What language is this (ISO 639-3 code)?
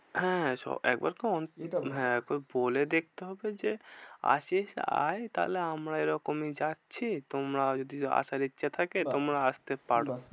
ben